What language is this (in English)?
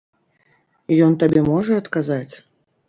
Belarusian